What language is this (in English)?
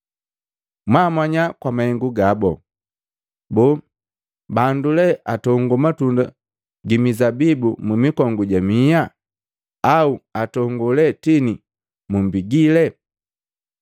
Matengo